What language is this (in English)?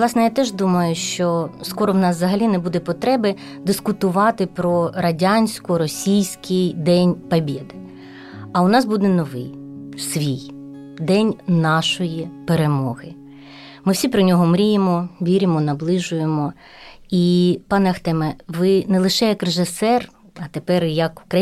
Ukrainian